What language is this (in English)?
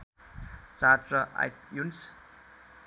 Nepali